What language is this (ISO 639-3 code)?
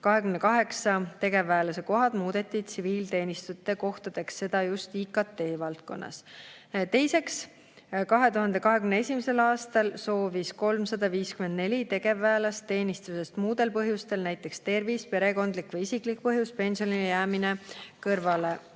est